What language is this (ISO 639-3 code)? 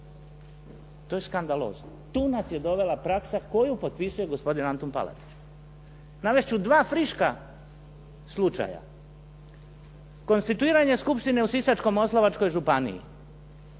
hrv